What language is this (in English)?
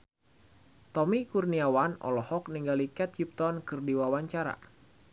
Sundanese